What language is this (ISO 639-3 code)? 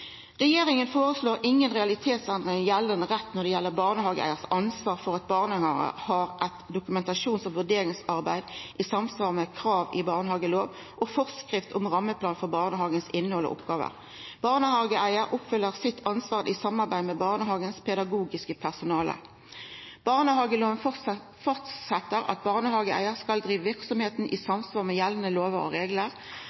nno